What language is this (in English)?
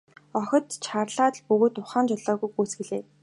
Mongolian